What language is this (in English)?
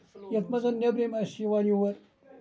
Kashmiri